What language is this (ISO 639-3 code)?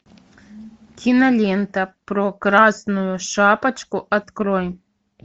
rus